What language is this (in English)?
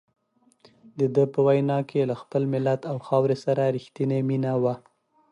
Pashto